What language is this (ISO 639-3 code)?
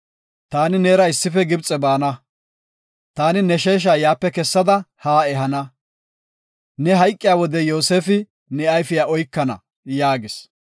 gof